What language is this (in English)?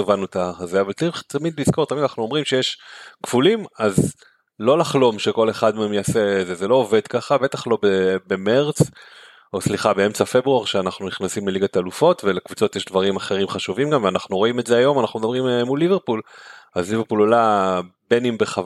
Hebrew